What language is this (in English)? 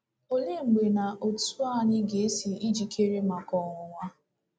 Igbo